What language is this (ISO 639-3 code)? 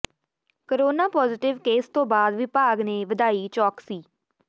pan